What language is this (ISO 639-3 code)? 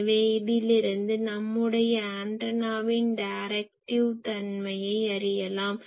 tam